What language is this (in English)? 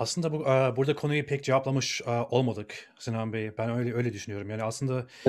Turkish